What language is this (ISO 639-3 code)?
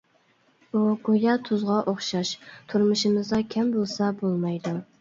uig